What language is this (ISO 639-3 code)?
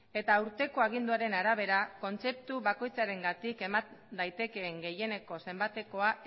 eus